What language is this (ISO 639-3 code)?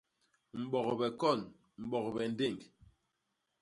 bas